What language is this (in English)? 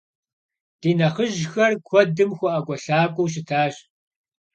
Kabardian